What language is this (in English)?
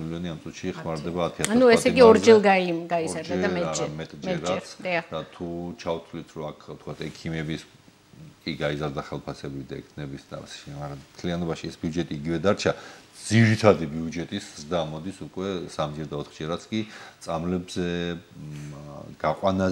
Romanian